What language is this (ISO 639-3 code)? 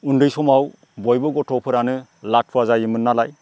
brx